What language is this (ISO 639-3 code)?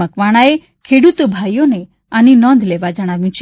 guj